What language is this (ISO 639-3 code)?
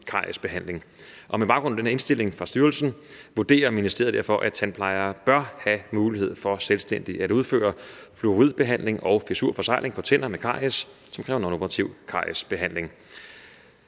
dan